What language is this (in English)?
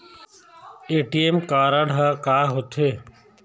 Chhattisgarhi